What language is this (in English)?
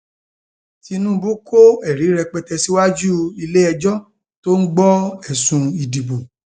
Yoruba